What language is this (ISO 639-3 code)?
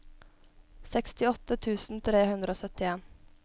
nor